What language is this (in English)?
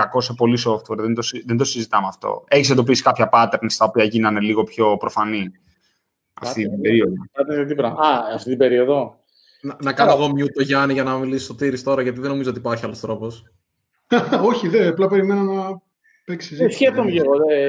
Greek